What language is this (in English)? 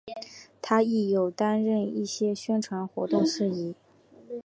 Chinese